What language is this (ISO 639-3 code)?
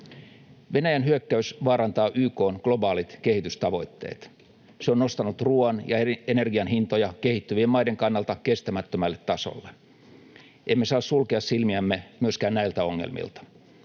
fin